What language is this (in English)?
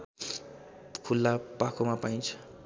Nepali